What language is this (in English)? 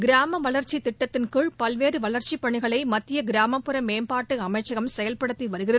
Tamil